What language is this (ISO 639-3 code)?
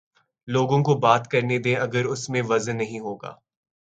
urd